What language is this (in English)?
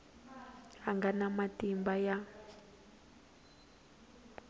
Tsonga